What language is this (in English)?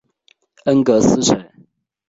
Chinese